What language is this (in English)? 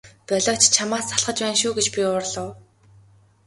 Mongolian